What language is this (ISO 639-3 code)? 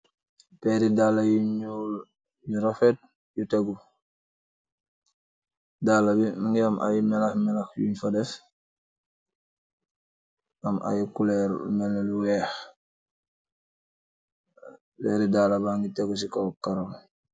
wol